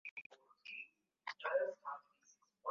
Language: Swahili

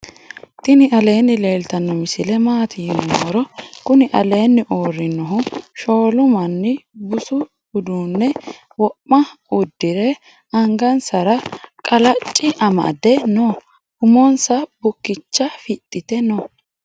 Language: Sidamo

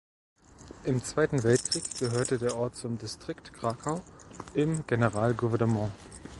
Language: German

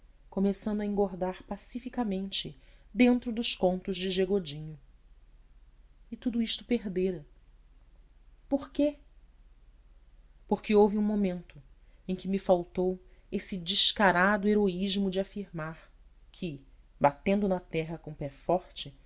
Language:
Portuguese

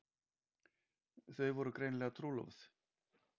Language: Icelandic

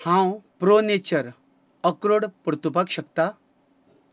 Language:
Konkani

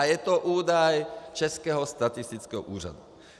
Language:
Czech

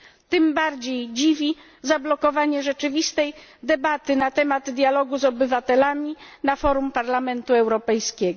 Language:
Polish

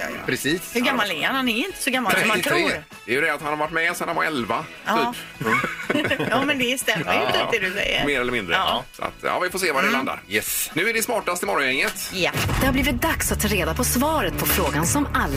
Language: Swedish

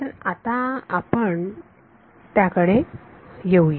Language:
Marathi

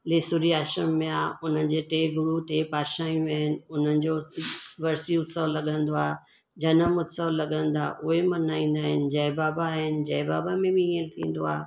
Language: Sindhi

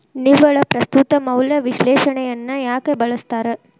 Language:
Kannada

